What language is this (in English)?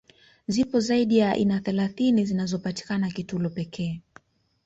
Swahili